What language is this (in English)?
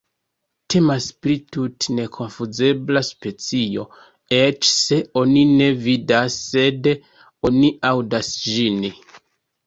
Esperanto